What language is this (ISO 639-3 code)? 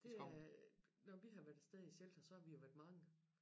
dan